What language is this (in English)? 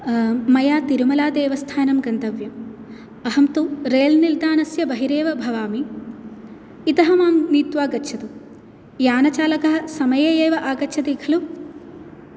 Sanskrit